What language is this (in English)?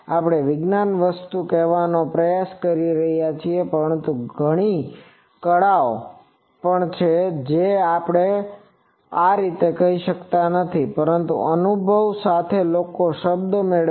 Gujarati